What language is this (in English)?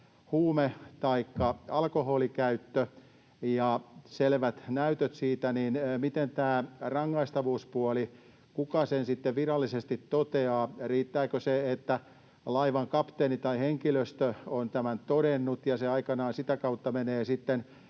Finnish